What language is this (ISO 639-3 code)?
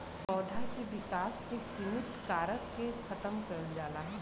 bho